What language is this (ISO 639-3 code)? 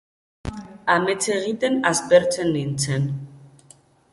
eus